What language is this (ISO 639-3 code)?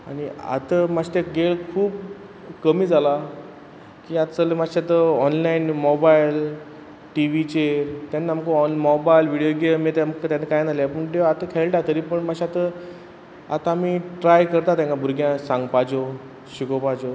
kok